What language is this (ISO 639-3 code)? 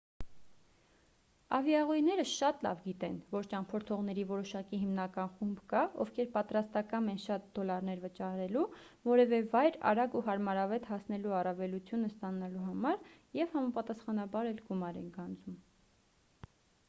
hye